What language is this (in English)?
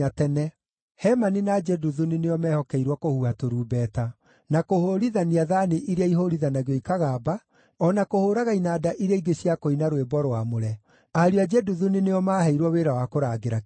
Kikuyu